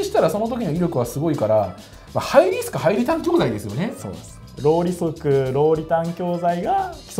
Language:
Japanese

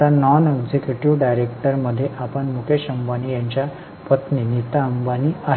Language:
Marathi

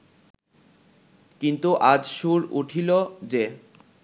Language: Bangla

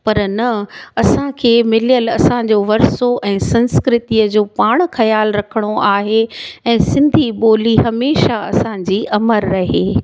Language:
Sindhi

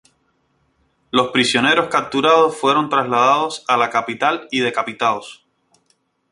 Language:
Spanish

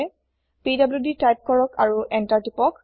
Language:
Assamese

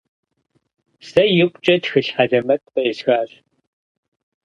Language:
Kabardian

